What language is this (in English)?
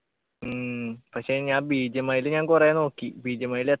Malayalam